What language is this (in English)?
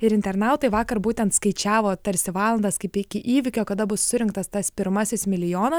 Lithuanian